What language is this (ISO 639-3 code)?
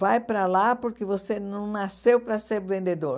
por